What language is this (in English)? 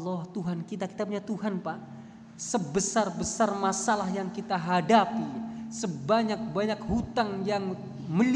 Indonesian